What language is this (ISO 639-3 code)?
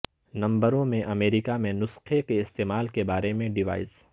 urd